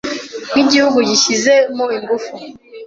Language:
Kinyarwanda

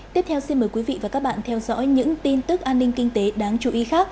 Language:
Vietnamese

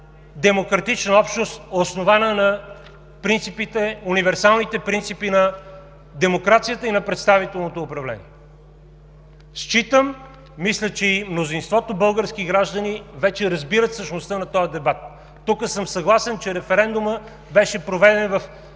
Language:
Bulgarian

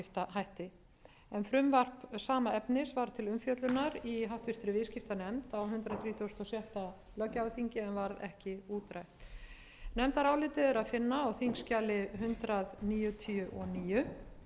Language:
Icelandic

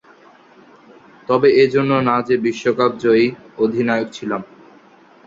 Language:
Bangla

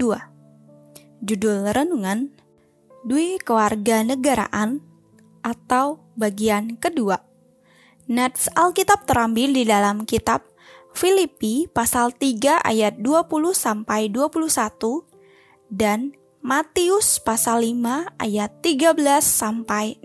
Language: Indonesian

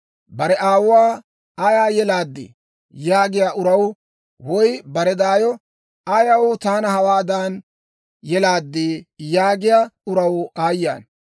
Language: Dawro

